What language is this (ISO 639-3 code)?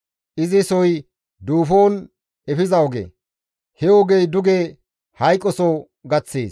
gmv